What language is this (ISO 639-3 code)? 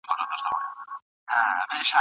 pus